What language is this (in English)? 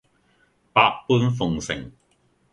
Cantonese